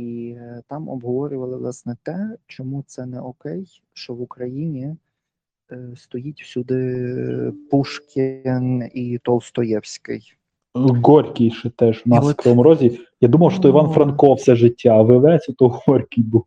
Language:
Ukrainian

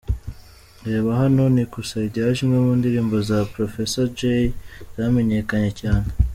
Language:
Kinyarwanda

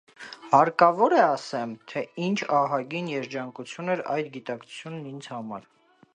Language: Armenian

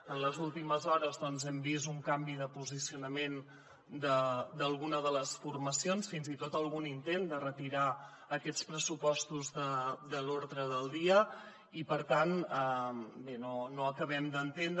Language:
Catalan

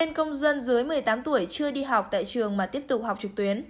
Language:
Vietnamese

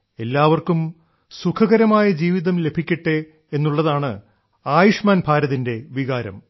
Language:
Malayalam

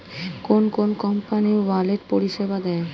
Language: Bangla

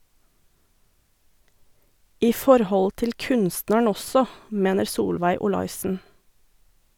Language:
Norwegian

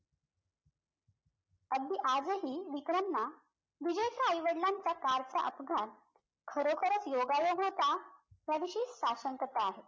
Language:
Marathi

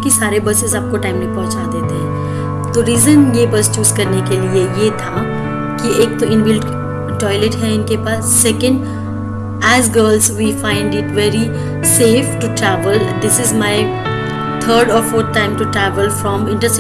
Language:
Hindi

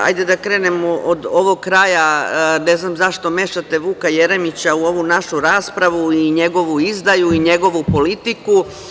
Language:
Serbian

